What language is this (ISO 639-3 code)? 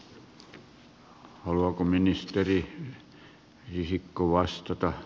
fin